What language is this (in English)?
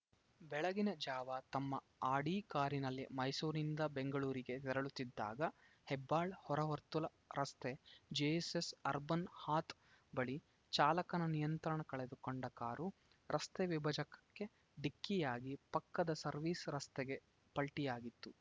Kannada